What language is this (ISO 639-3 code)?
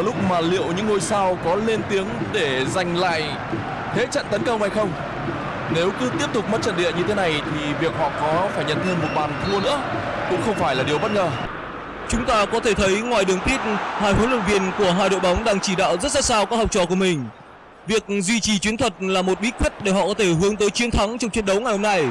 vie